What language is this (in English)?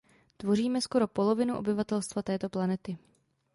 Czech